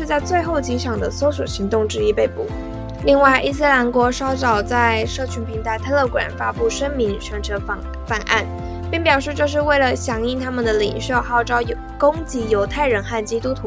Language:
Chinese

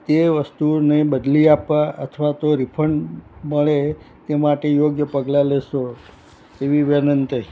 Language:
Gujarati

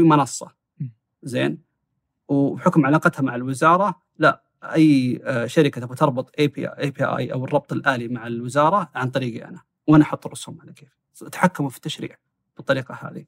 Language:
Arabic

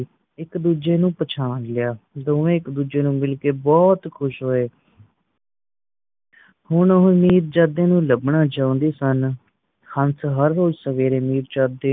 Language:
Punjabi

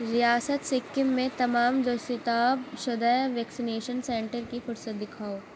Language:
Urdu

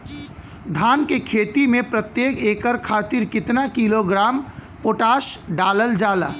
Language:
Bhojpuri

